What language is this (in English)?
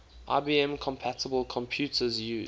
English